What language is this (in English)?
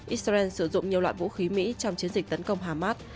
Vietnamese